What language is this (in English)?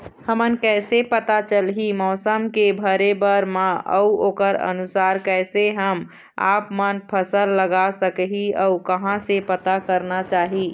Chhattisgarhi